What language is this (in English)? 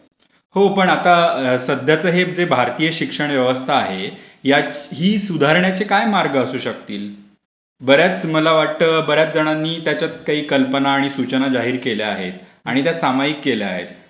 Marathi